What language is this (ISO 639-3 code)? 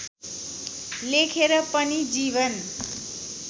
nep